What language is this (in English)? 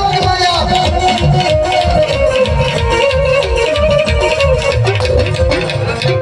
Korean